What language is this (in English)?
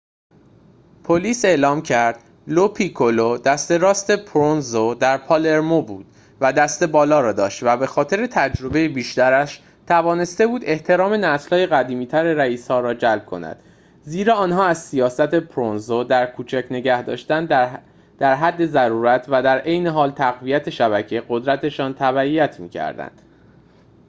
Persian